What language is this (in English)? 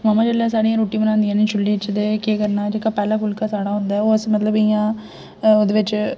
Dogri